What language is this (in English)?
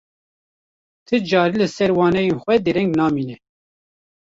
Kurdish